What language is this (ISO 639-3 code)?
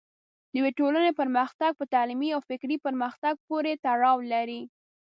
pus